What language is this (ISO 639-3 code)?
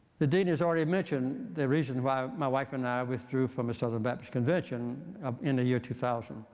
eng